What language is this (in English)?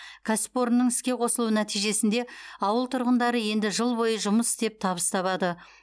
Kazakh